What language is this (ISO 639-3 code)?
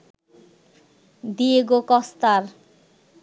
ben